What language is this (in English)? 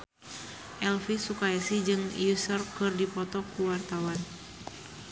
Sundanese